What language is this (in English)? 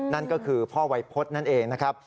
Thai